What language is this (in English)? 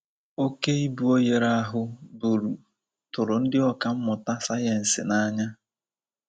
Igbo